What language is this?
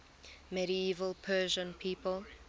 English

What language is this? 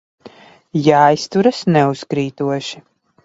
Latvian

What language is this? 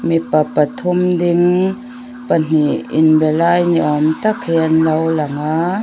Mizo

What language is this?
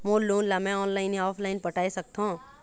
Chhattisgarhi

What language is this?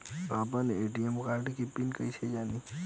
Bhojpuri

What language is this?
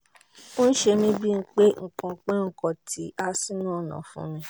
Yoruba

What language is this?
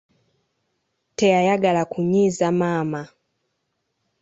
Ganda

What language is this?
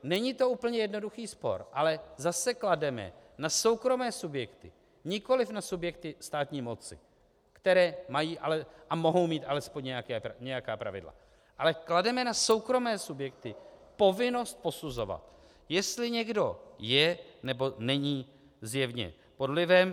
Czech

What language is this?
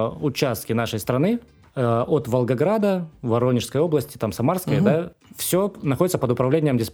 Russian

